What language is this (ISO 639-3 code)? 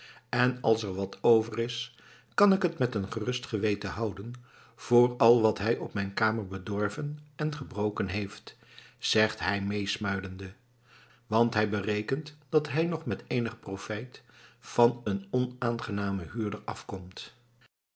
nld